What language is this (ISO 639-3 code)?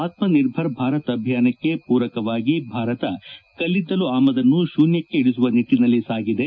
kan